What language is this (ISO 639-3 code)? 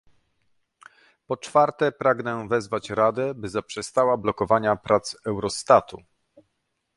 pol